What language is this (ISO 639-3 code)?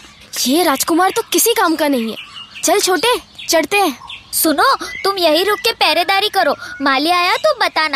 hin